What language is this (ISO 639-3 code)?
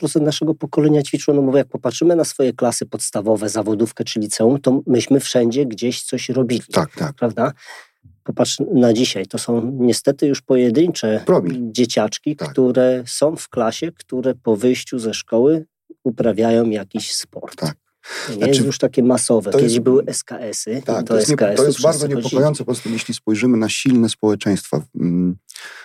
pol